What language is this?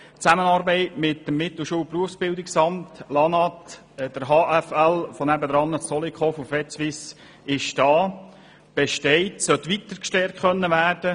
Swiss German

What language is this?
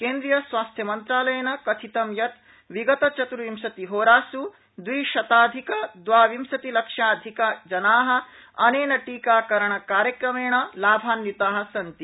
Sanskrit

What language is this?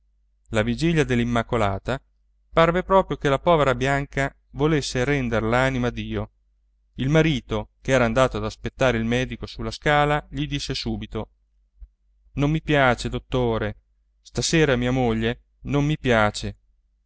Italian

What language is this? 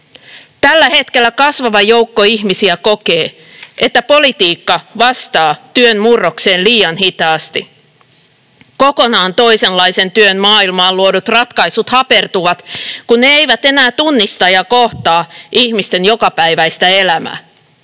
Finnish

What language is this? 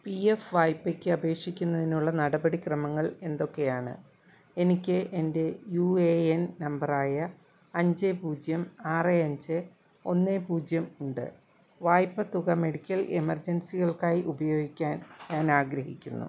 Malayalam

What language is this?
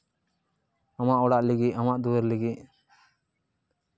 Santali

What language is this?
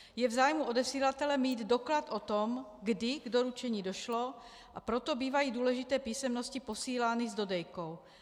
Czech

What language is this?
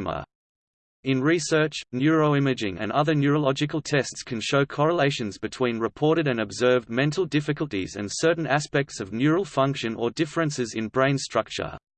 English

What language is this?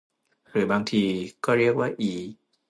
Thai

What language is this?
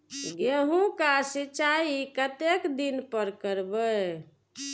Maithili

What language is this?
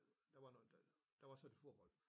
Danish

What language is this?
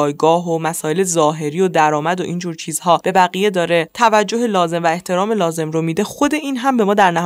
Persian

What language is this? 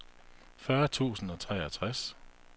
Danish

